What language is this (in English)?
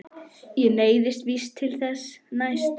Icelandic